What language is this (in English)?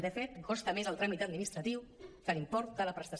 Catalan